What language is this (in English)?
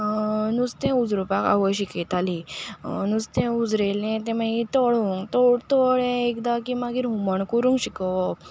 Konkani